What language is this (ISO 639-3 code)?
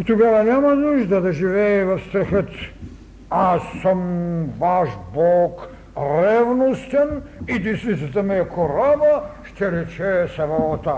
bul